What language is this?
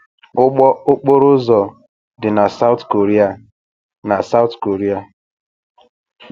Igbo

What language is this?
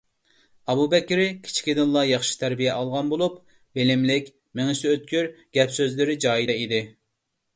Uyghur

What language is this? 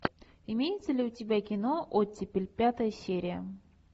Russian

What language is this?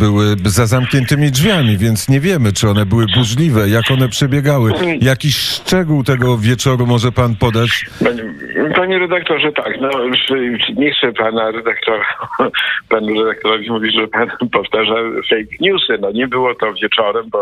Polish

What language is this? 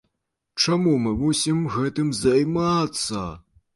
Belarusian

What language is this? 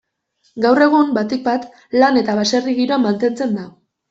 Basque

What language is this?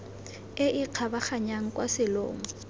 Tswana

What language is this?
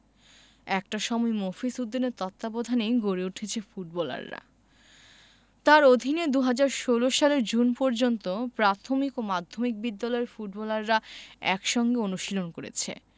Bangla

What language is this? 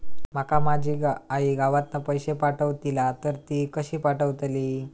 Marathi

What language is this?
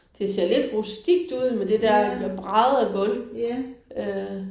Danish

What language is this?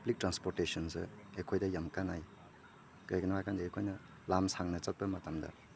Manipuri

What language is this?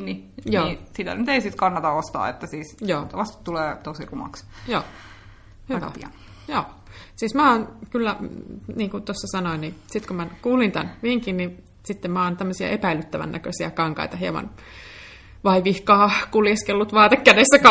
Finnish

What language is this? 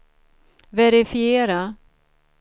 Swedish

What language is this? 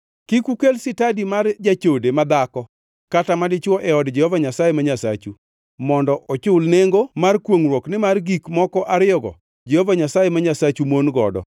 Luo (Kenya and Tanzania)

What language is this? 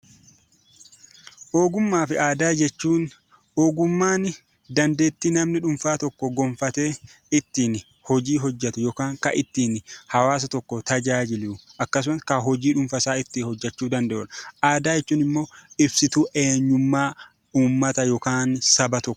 Oromo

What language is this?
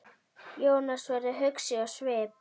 Icelandic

